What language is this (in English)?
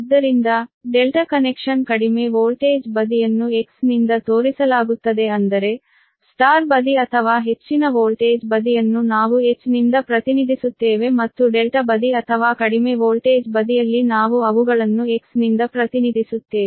Kannada